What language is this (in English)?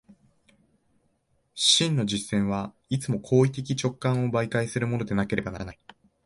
Japanese